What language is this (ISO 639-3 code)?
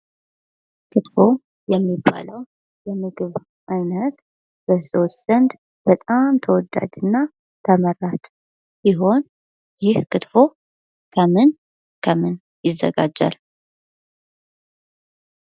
amh